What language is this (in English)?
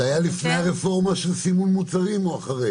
Hebrew